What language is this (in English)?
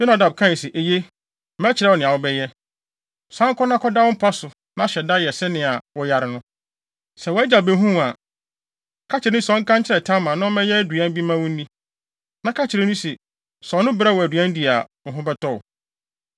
Akan